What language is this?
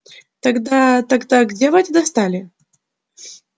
Russian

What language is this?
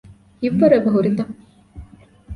Divehi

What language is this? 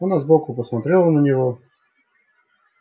Russian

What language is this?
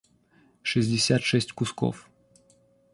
Russian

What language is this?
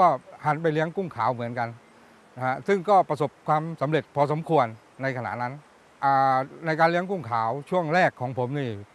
Thai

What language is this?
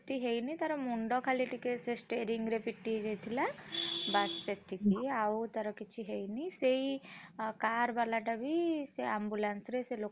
Odia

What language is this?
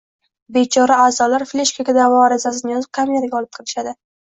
Uzbek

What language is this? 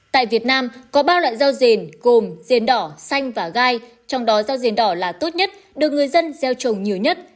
Vietnamese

